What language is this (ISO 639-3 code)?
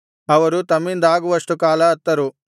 kan